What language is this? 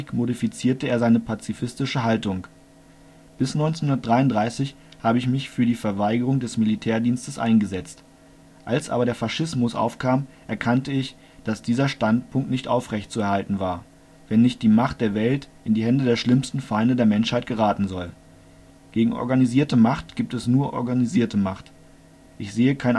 German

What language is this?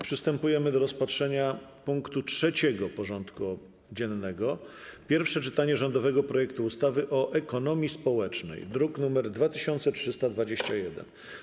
Polish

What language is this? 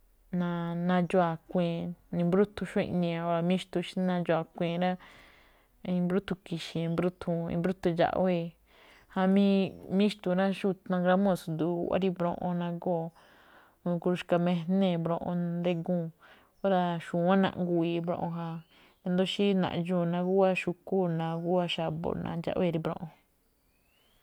Malinaltepec Me'phaa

